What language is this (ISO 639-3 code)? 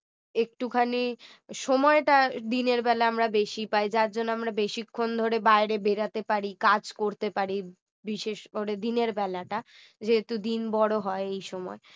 ben